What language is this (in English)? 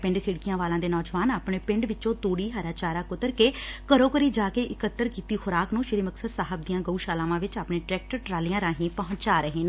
Punjabi